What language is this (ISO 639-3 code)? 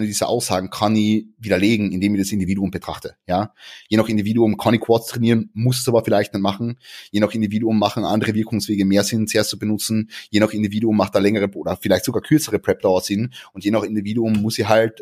deu